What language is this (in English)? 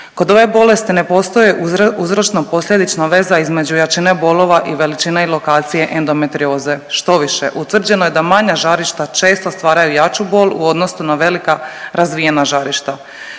Croatian